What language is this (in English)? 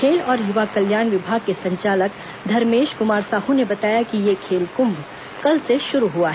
Hindi